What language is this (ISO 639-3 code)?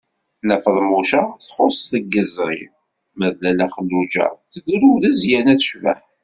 kab